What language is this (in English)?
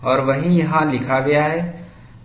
Hindi